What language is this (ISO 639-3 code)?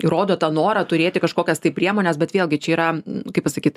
lit